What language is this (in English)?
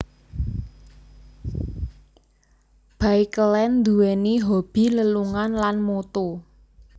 Javanese